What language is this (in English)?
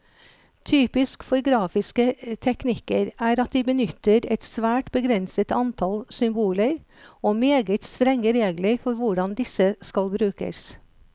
Norwegian